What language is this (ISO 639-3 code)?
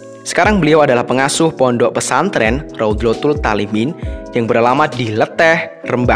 ind